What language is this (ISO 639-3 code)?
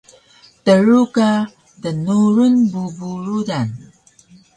trv